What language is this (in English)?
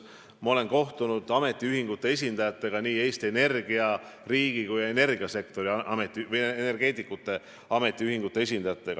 Estonian